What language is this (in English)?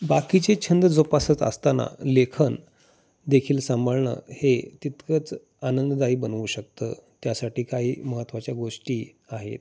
Marathi